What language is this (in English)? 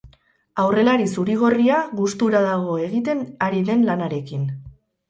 Basque